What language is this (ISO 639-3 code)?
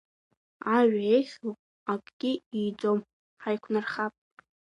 abk